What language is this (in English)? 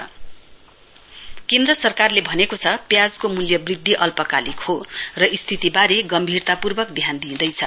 Nepali